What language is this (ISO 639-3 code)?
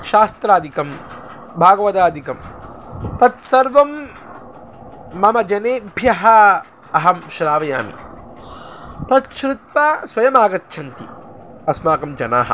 san